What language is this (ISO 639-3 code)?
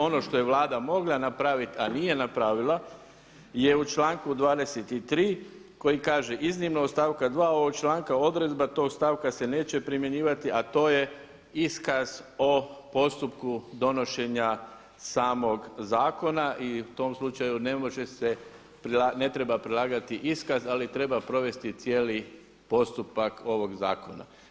hrv